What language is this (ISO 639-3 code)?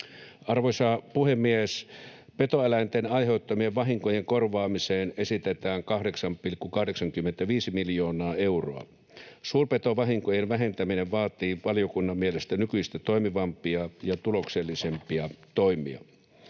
fin